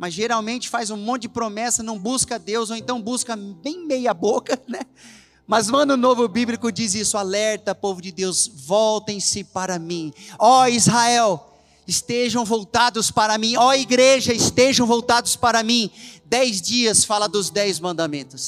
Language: Portuguese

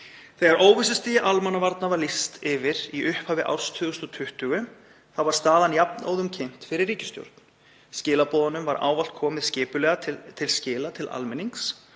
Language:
Icelandic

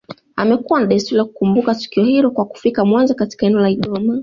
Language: Swahili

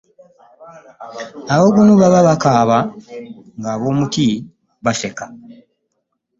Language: Ganda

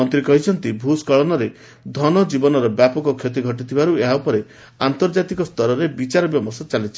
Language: Odia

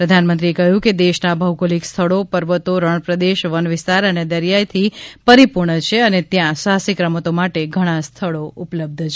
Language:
Gujarati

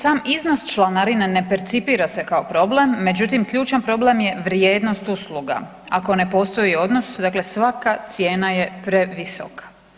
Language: Croatian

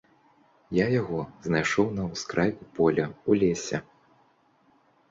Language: Belarusian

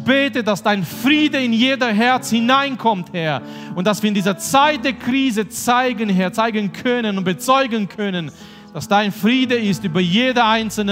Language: German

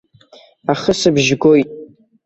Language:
Abkhazian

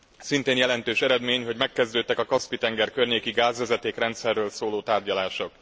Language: Hungarian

